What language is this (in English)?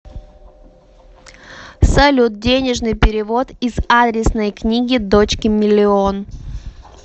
Russian